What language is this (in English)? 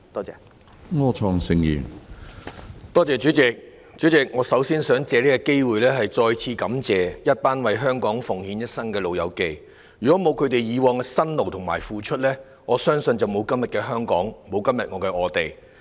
Cantonese